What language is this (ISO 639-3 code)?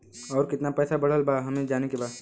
bho